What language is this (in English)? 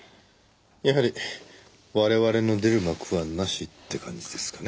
Japanese